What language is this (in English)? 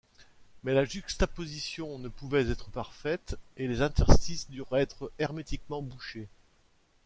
French